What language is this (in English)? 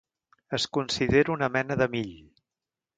Catalan